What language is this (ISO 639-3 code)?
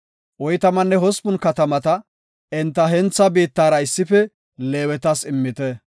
gof